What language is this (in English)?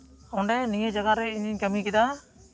Santali